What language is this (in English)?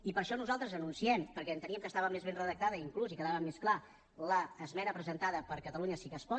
Catalan